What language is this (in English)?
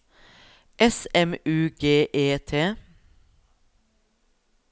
Norwegian